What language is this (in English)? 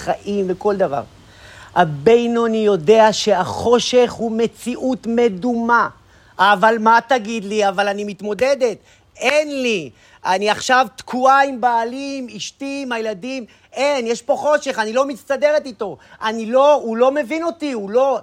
Hebrew